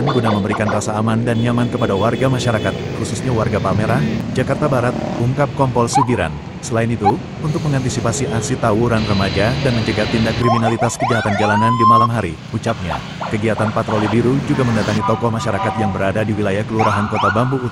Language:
Indonesian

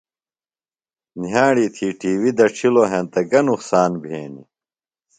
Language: Phalura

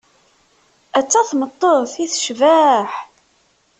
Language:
Kabyle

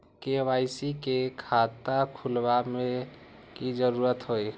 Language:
Magahi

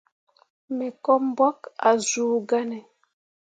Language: Mundang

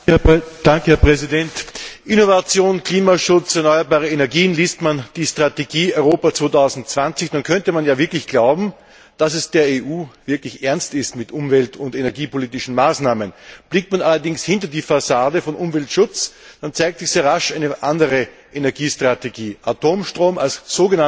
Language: German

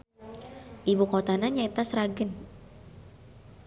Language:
Sundanese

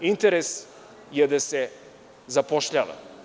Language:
Serbian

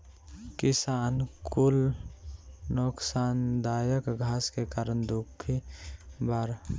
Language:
Bhojpuri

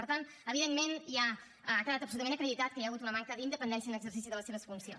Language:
Catalan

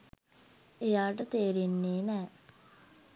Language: Sinhala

